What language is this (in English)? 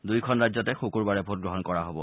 Assamese